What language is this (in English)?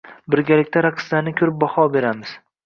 Uzbek